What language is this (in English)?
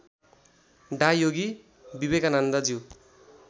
Nepali